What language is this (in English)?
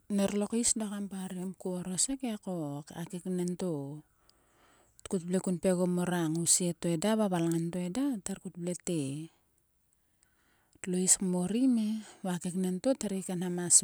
Sulka